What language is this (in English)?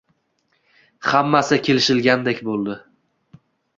Uzbek